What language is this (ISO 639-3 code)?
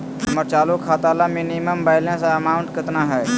mag